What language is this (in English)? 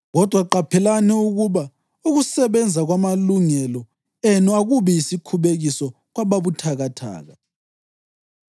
North Ndebele